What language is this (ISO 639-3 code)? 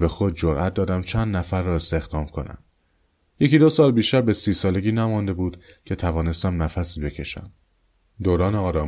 fas